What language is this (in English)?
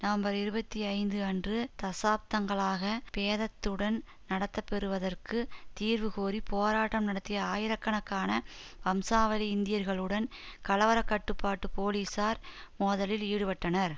Tamil